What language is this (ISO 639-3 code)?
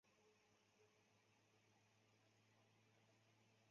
zho